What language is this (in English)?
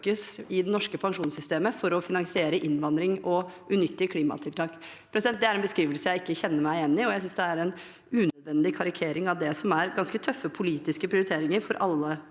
Norwegian